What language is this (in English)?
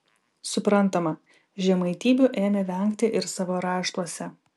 Lithuanian